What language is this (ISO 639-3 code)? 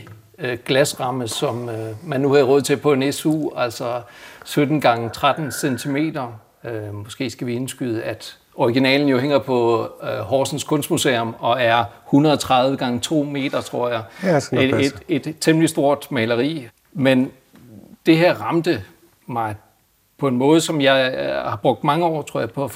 dan